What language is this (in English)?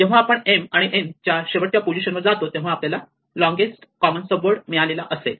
Marathi